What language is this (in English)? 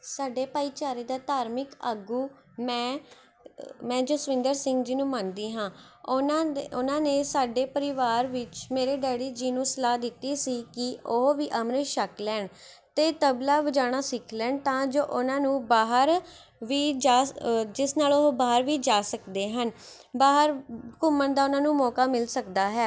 Punjabi